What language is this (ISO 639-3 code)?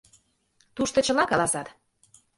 chm